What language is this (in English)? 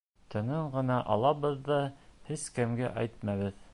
Bashkir